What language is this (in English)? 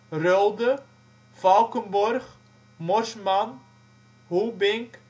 Dutch